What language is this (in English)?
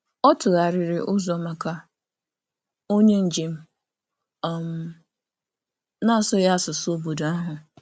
Igbo